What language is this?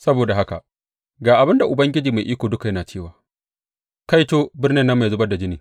Hausa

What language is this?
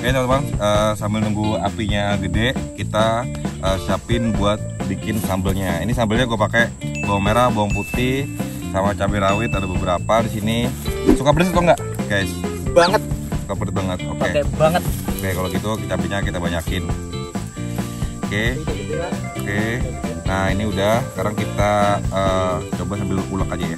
Indonesian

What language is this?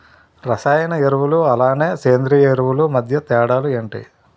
Telugu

